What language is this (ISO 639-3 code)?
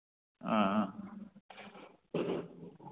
mni